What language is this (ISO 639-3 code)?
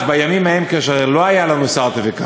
heb